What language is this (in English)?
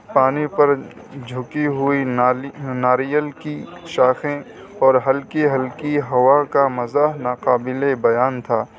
Urdu